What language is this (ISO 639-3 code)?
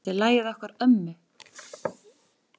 isl